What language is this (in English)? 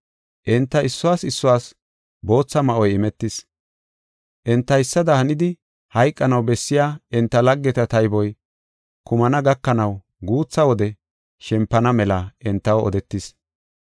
Gofa